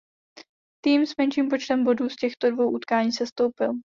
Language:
Czech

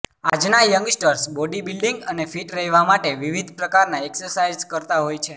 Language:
Gujarati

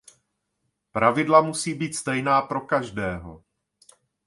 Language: Czech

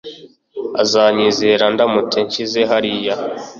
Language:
Kinyarwanda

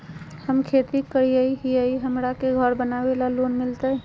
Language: Magahi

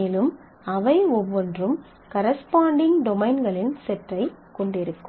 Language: Tamil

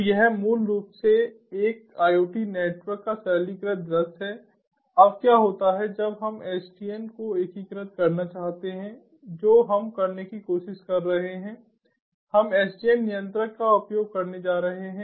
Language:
Hindi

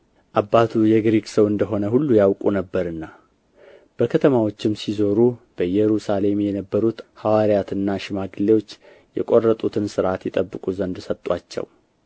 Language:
Amharic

